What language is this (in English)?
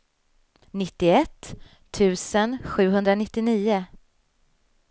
Swedish